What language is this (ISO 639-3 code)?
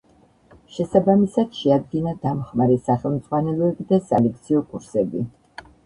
kat